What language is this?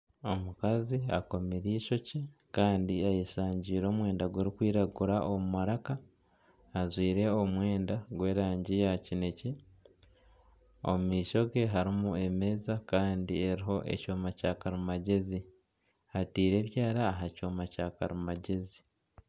Nyankole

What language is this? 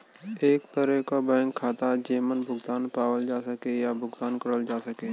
Bhojpuri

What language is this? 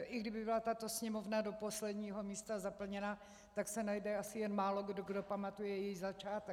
Czech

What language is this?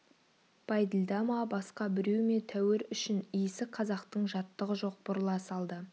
Kazakh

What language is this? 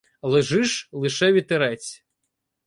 Ukrainian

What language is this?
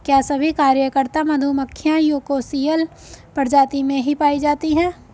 Hindi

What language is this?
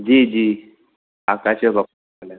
Sindhi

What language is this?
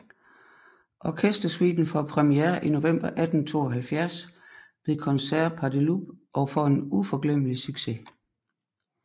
Danish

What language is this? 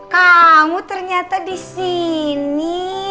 Indonesian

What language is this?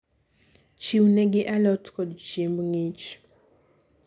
Luo (Kenya and Tanzania)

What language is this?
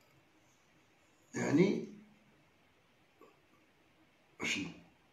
Arabic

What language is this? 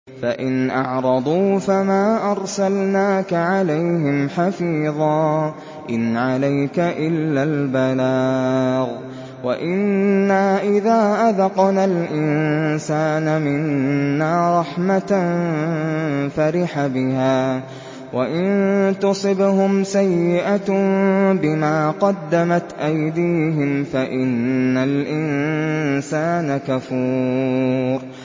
Arabic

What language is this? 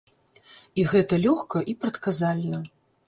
Belarusian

